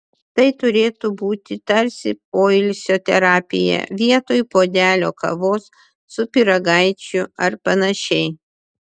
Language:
Lithuanian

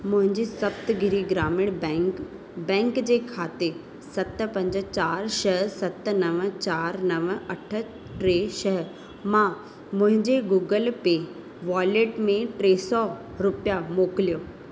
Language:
Sindhi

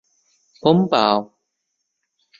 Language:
Thai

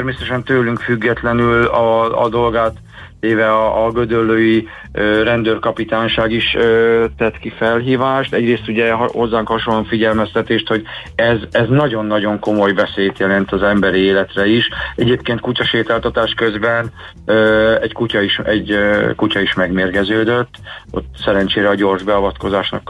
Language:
Hungarian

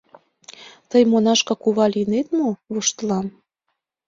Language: Mari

